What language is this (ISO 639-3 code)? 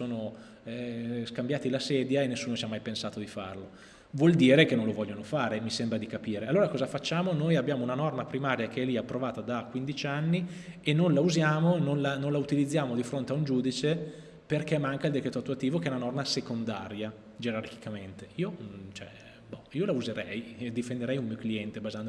ita